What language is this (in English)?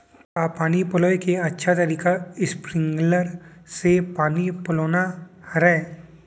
Chhattisgarhi